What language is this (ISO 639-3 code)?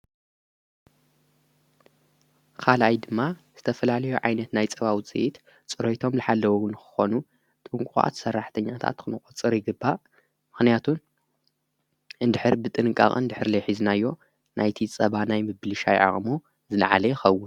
tir